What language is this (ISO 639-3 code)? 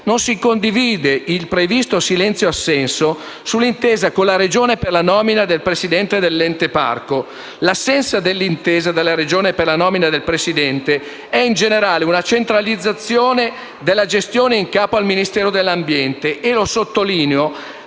ita